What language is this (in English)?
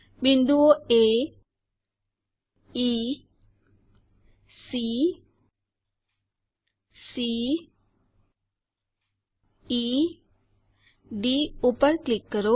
Gujarati